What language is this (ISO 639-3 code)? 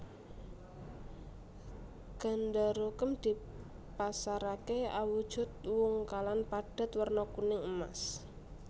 jav